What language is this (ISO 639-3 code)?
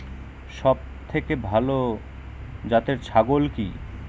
ben